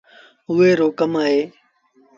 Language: Sindhi Bhil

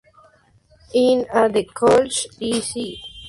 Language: Spanish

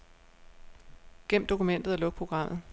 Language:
Danish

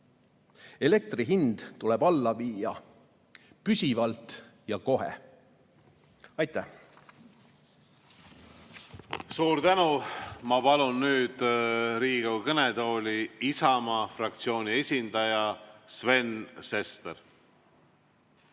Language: Estonian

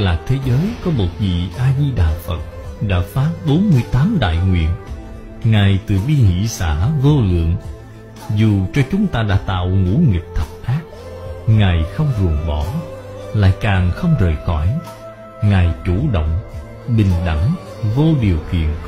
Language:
Vietnamese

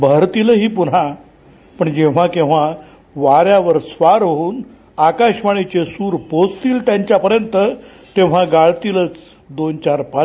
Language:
Marathi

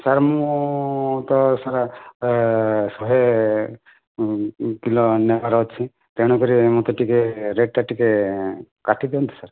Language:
Odia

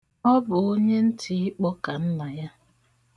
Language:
Igbo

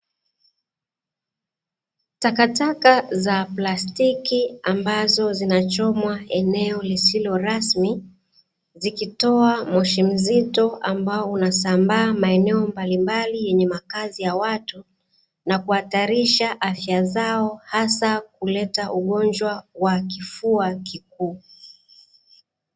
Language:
Swahili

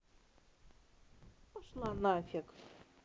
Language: Russian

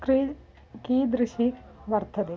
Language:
Sanskrit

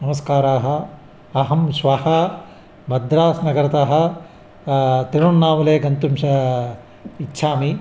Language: Sanskrit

